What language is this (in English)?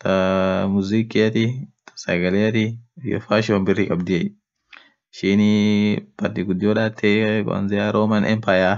Orma